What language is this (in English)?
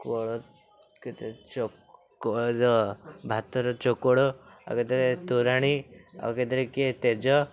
Odia